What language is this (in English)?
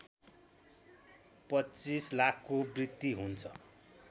Nepali